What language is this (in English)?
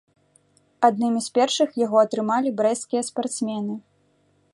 Belarusian